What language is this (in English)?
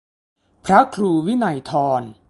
Thai